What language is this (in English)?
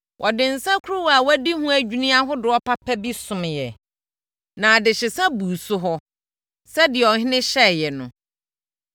Akan